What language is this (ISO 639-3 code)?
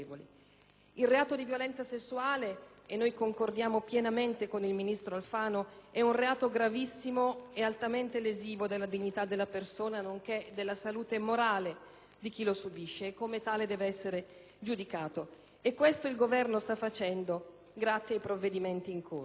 ita